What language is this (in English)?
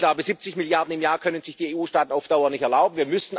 German